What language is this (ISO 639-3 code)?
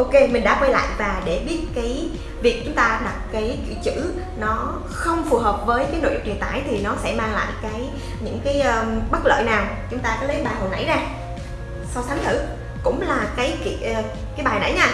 vie